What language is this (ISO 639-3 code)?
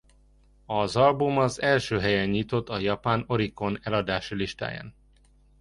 hun